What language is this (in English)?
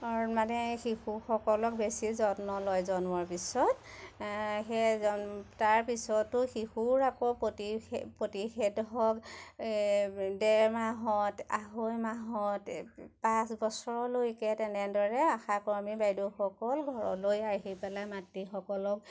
Assamese